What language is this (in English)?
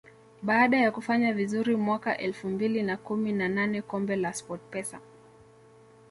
Swahili